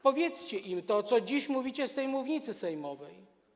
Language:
Polish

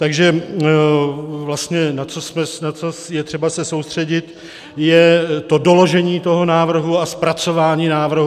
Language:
Czech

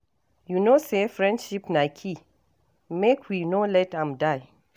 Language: Nigerian Pidgin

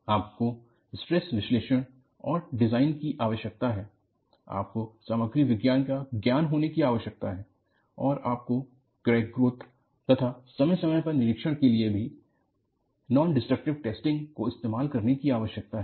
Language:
Hindi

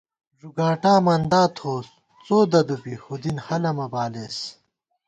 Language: Gawar-Bati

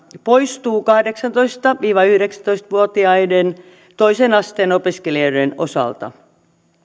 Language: Finnish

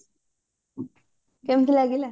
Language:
Odia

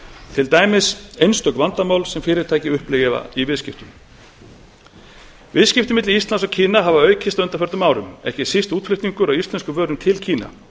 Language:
Icelandic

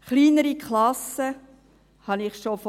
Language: Swiss German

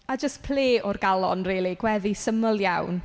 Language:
Welsh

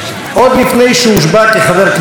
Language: Hebrew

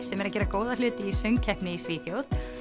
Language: Icelandic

